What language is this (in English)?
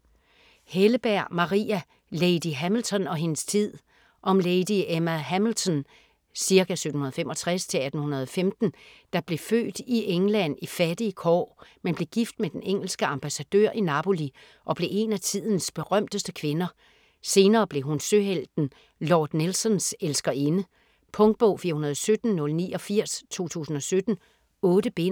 Danish